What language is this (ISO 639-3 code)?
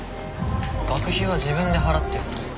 jpn